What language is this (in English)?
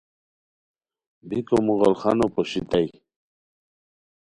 Khowar